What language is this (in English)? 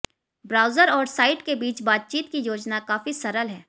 Hindi